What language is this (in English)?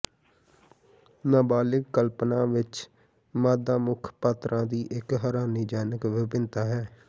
Punjabi